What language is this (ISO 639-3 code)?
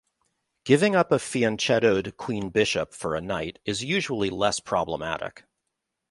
eng